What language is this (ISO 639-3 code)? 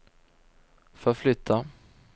swe